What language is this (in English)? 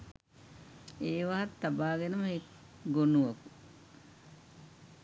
Sinhala